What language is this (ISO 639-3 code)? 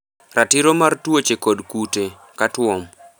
luo